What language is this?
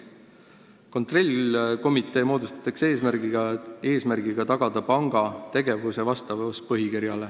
Estonian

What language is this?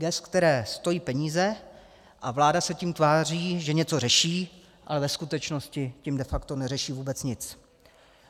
Czech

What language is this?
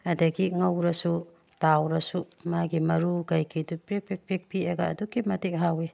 Manipuri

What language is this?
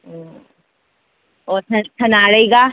Manipuri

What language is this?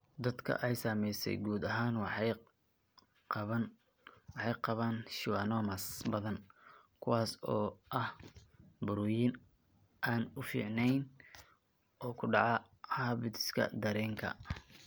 Somali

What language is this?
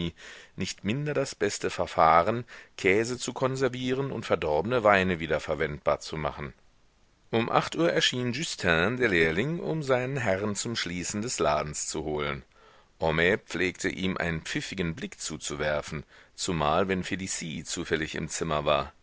German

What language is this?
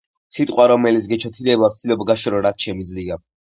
Georgian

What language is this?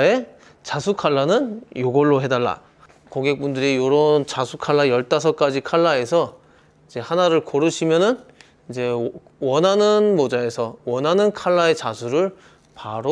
Korean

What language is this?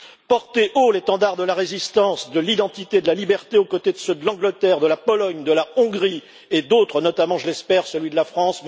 French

